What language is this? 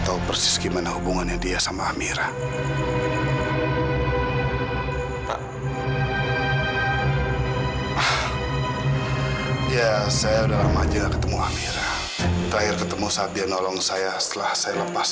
Indonesian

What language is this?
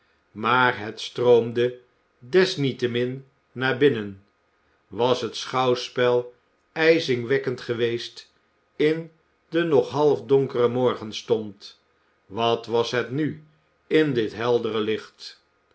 Dutch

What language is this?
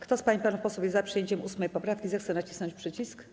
Polish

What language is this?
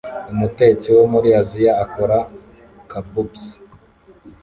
Kinyarwanda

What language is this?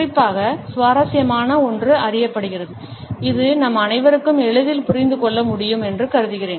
Tamil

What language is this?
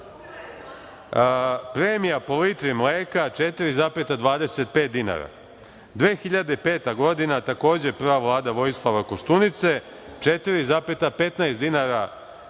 Serbian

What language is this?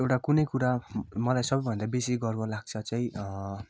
Nepali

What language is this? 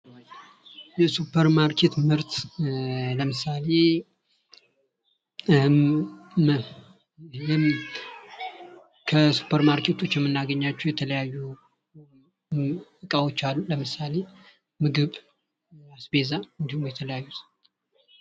Amharic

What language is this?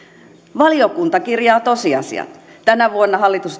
Finnish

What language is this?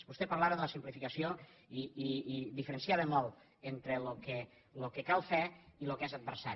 Catalan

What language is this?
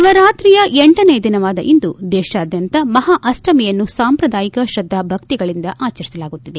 Kannada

